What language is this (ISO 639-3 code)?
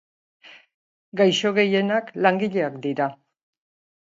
eus